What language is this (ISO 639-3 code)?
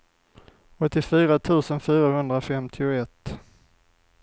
swe